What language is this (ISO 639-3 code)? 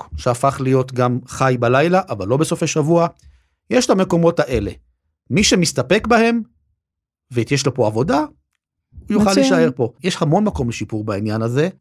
heb